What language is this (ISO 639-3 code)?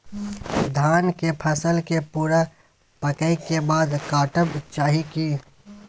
mai